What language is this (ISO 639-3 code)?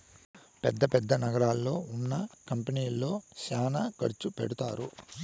tel